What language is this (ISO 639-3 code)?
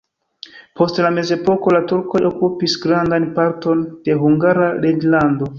epo